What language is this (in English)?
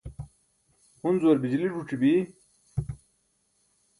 Burushaski